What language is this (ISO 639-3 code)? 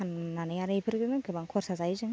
brx